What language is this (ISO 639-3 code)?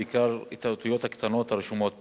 heb